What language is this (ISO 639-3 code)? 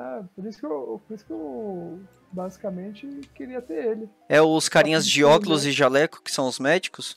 por